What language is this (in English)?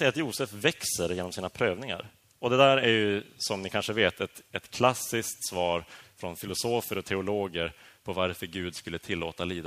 Swedish